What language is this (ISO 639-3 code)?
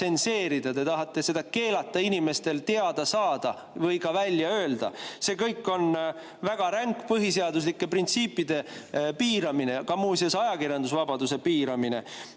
est